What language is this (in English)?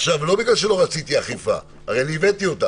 Hebrew